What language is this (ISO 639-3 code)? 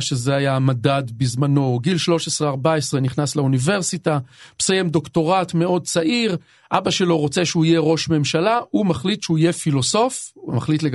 heb